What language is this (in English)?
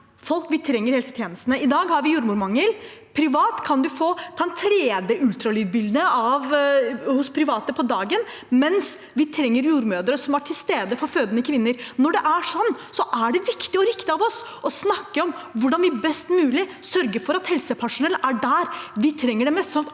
Norwegian